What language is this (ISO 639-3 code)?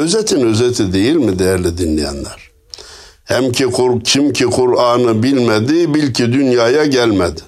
tur